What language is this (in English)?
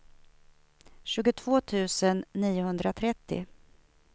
Swedish